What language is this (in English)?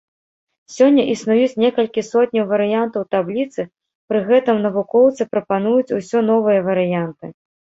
Belarusian